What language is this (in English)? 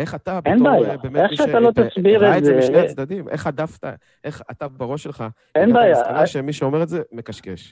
Hebrew